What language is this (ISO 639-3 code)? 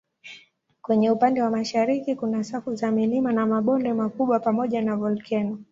swa